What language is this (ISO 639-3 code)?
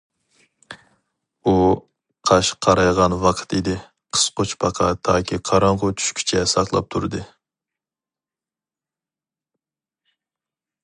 uig